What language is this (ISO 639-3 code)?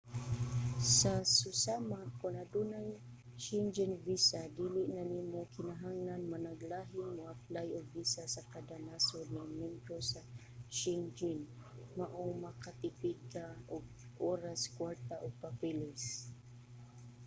ceb